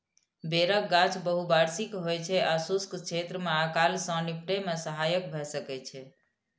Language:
Maithili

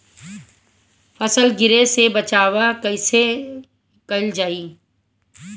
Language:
Bhojpuri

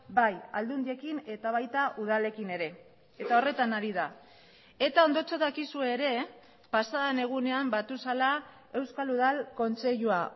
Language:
Basque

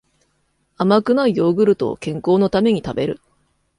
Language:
Japanese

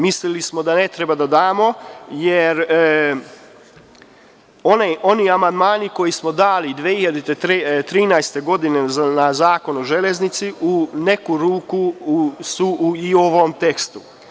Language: Serbian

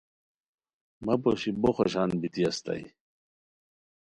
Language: Khowar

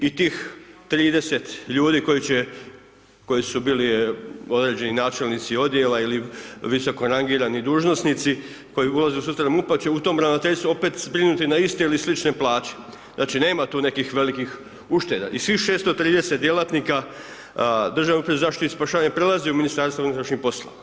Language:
Croatian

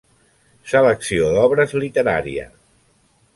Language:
Catalan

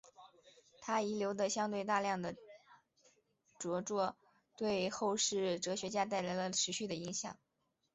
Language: Chinese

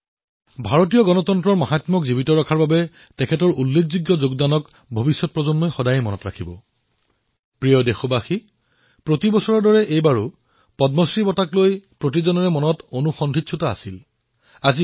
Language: Assamese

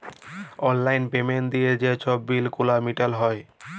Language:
Bangla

